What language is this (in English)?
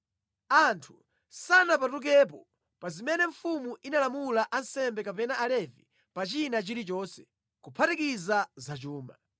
Nyanja